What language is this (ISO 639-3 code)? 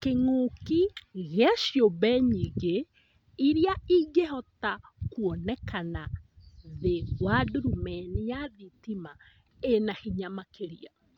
kik